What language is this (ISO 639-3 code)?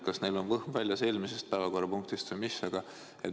est